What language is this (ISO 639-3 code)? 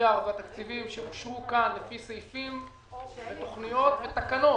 heb